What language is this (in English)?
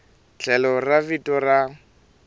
Tsonga